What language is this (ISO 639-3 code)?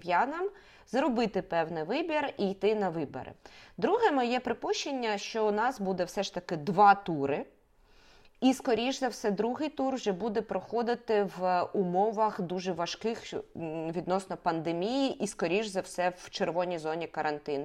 ukr